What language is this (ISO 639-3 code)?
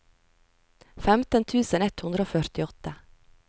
nor